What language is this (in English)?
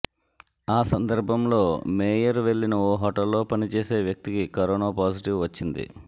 Telugu